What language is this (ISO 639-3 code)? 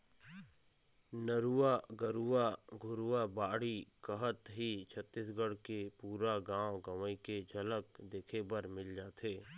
hne